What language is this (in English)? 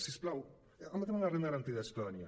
Catalan